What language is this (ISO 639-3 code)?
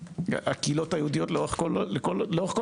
heb